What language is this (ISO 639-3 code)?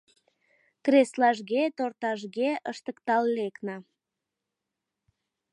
chm